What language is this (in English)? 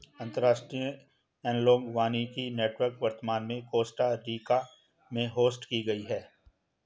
Hindi